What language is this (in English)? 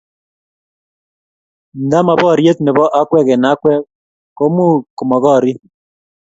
Kalenjin